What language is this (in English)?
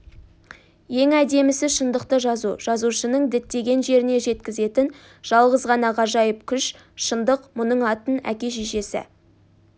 Kazakh